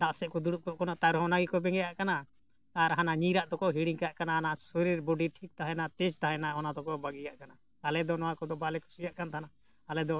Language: Santali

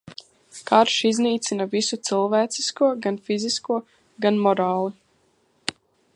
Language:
Latvian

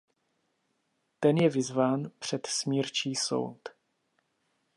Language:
Czech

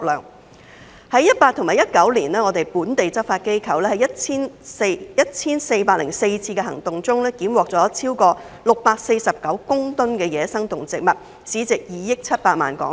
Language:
Cantonese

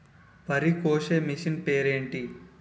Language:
Telugu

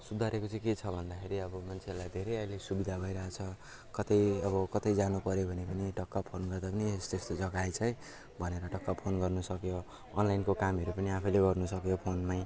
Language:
Nepali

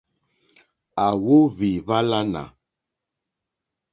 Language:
Mokpwe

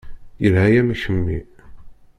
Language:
Kabyle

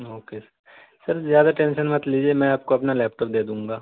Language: Urdu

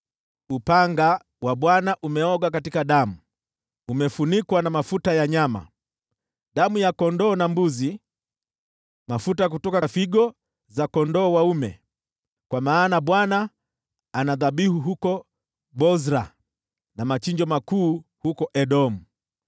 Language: Swahili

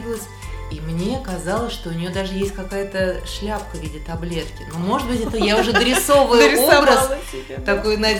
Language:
Russian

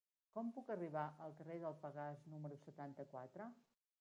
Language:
Catalan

